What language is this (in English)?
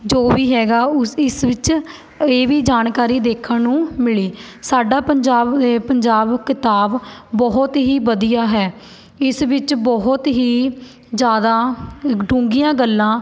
Punjabi